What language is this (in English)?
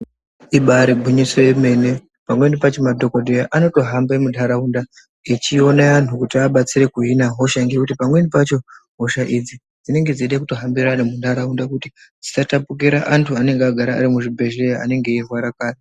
Ndau